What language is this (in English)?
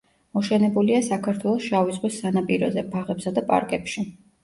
Georgian